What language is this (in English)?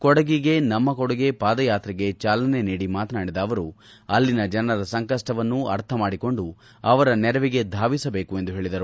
Kannada